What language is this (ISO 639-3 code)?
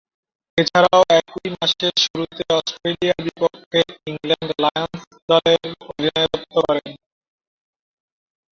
ben